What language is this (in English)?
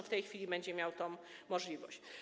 Polish